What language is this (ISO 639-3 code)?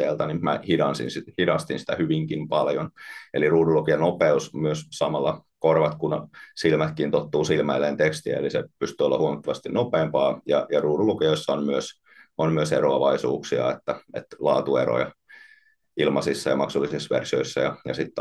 fin